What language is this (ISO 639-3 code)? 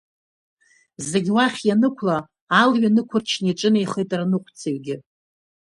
abk